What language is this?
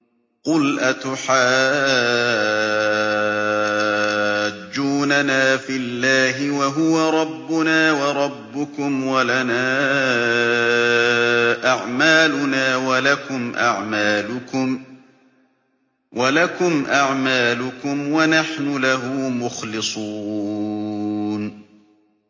Arabic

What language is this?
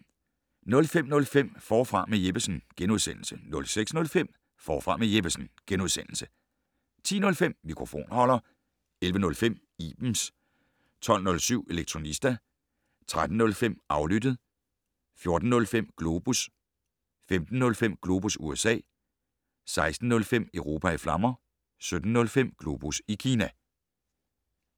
Danish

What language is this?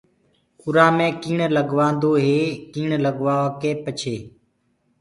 Gurgula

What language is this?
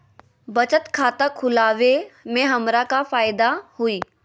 Magahi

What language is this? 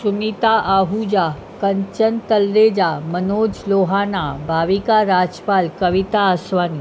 Sindhi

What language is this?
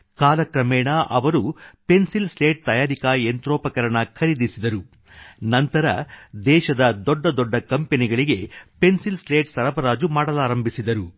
Kannada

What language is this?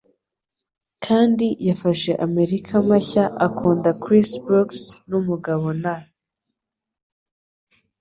Kinyarwanda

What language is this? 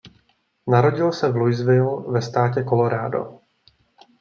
Czech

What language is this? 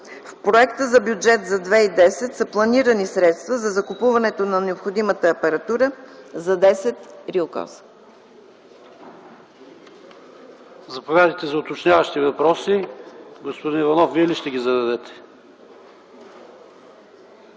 Bulgarian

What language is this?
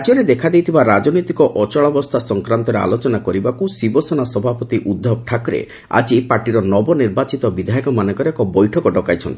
Odia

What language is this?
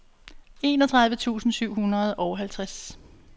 Danish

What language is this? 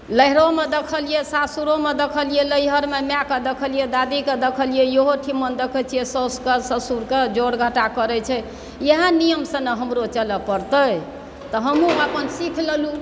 Maithili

